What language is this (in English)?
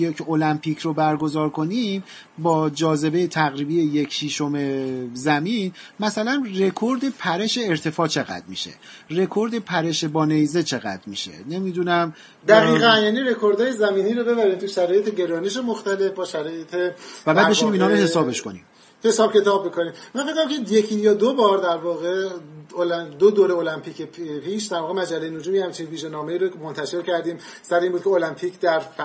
Persian